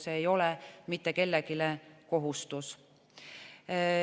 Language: Estonian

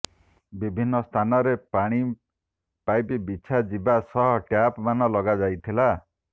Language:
Odia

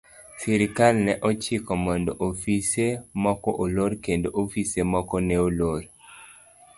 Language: Luo (Kenya and Tanzania)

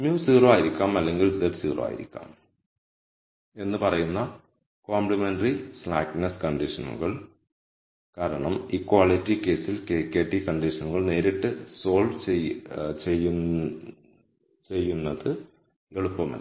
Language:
Malayalam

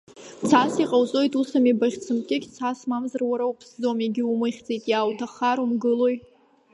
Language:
Abkhazian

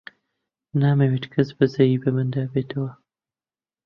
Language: Central Kurdish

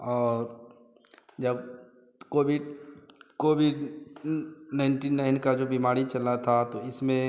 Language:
Hindi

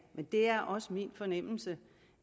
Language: Danish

